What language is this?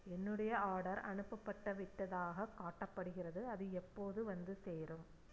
Tamil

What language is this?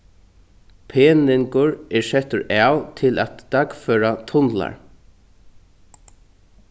Faroese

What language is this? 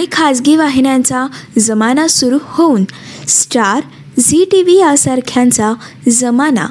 Marathi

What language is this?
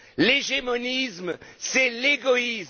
French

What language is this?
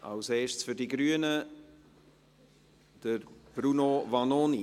Swiss German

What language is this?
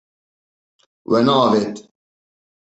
Kurdish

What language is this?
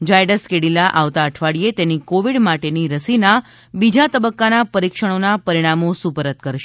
Gujarati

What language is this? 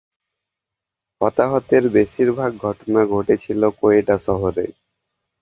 Bangla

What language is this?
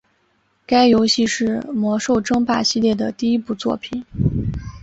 Chinese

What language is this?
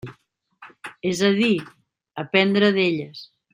Catalan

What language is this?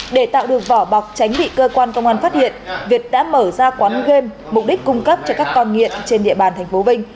Vietnamese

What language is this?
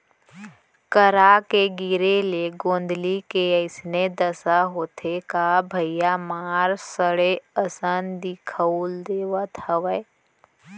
Chhattisgarhi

